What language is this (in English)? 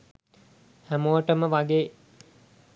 Sinhala